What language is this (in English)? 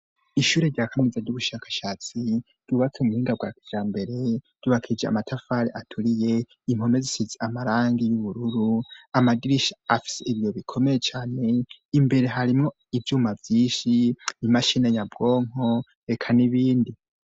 Rundi